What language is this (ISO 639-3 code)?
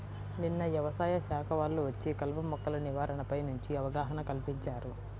tel